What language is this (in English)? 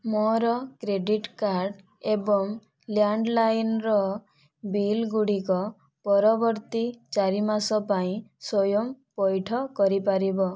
Odia